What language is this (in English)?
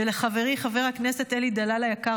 Hebrew